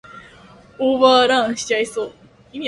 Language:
Japanese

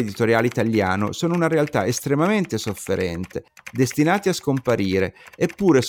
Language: Italian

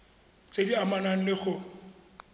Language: Tswana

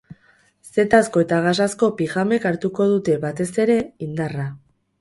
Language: Basque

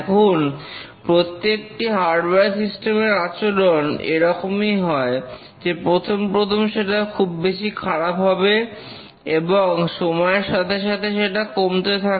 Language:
Bangla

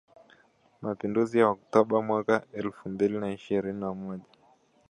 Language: Swahili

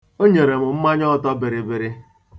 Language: Igbo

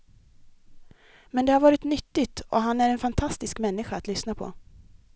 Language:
Swedish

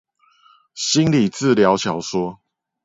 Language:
Chinese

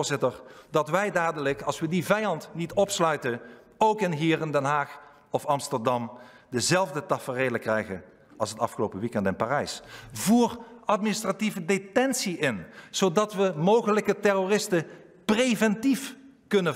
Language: Dutch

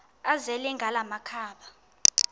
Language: Xhosa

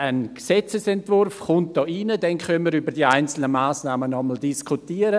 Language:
Swiss German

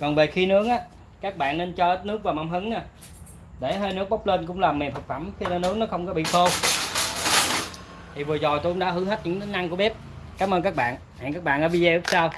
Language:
Vietnamese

